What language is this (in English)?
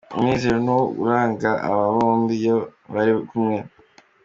Kinyarwanda